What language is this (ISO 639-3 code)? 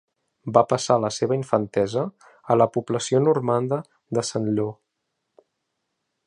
cat